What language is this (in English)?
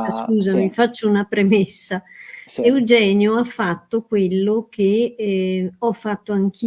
Italian